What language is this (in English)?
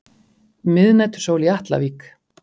Icelandic